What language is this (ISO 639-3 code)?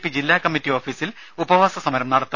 mal